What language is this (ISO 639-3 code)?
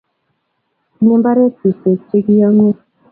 kln